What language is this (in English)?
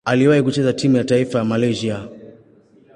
Swahili